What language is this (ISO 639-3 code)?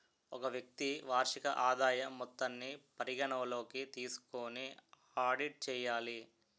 tel